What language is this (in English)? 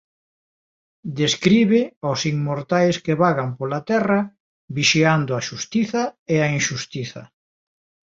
Galician